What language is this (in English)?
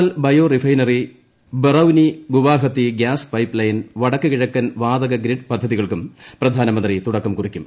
Malayalam